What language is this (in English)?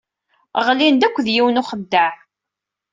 Kabyle